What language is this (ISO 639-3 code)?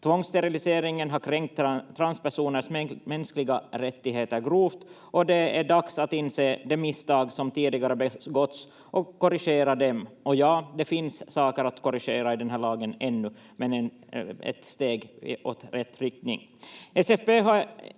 fin